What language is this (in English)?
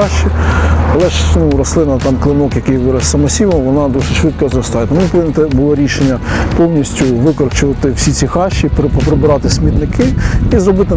Ukrainian